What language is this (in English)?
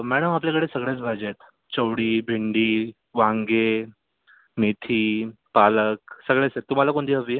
Marathi